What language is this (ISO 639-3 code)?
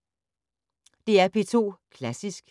dan